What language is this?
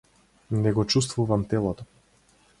Macedonian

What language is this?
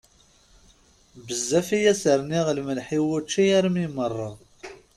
Kabyle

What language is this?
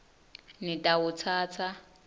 Swati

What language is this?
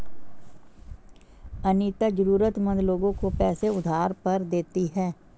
Hindi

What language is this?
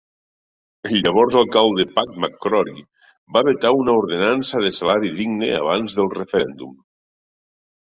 Catalan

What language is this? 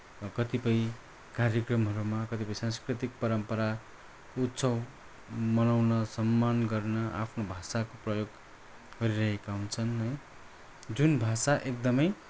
Nepali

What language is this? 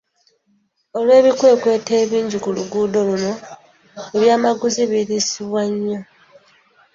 Ganda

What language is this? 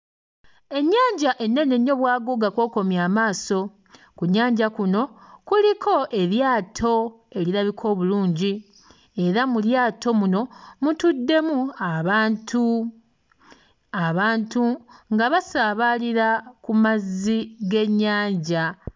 Ganda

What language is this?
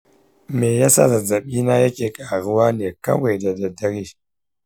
Hausa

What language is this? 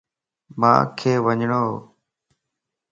Lasi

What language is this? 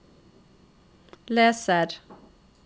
Norwegian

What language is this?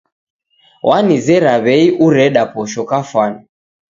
Taita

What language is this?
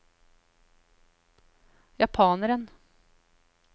Norwegian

